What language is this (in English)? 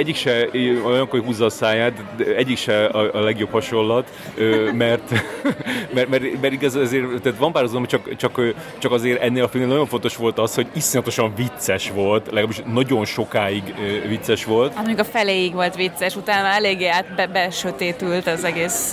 Hungarian